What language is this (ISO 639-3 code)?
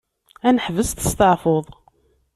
kab